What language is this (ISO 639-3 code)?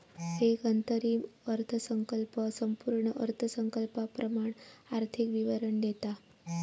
mar